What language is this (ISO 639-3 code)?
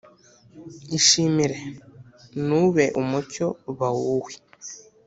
kin